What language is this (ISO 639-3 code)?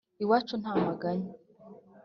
kin